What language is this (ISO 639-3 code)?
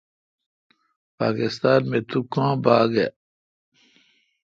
xka